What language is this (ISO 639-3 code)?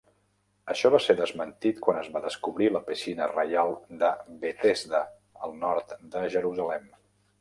cat